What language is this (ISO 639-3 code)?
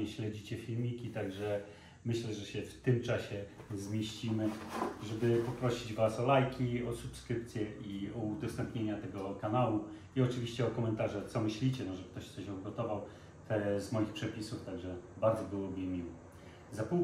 pol